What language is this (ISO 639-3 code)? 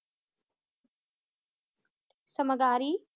pan